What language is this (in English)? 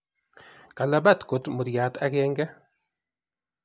Kalenjin